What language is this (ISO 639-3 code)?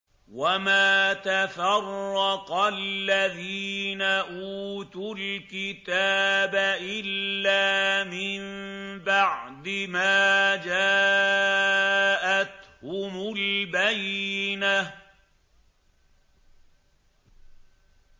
ara